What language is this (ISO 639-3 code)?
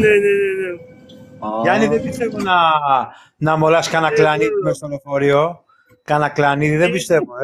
ell